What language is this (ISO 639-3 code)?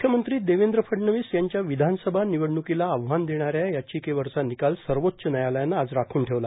mar